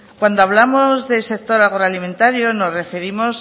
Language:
Spanish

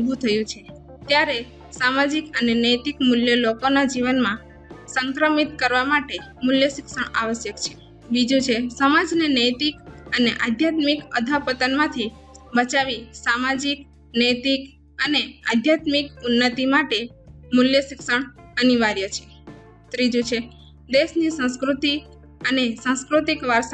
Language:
Gujarati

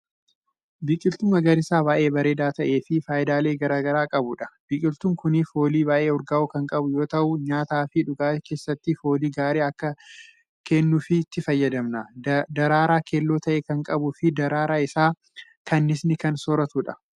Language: Oromo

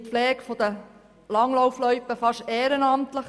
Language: Swiss German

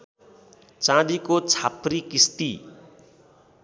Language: Nepali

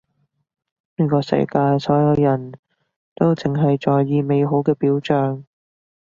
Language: Cantonese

